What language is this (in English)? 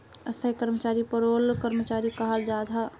Magahi